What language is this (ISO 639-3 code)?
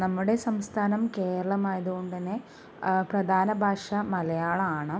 mal